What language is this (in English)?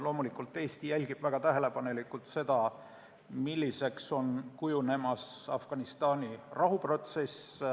Estonian